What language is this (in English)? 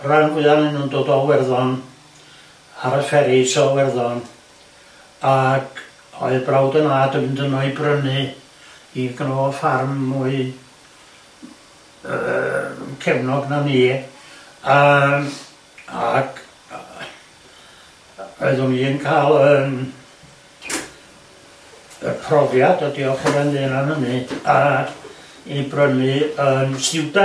Welsh